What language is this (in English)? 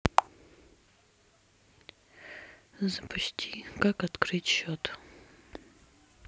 Russian